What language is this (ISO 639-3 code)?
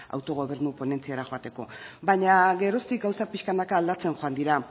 eus